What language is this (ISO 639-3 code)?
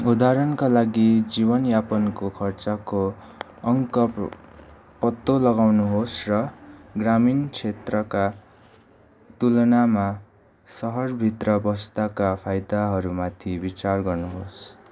nep